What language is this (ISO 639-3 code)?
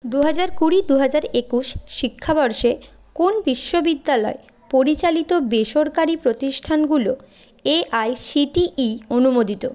ben